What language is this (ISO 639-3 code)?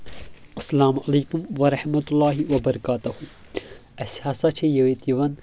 kas